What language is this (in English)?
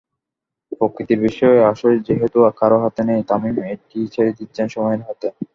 Bangla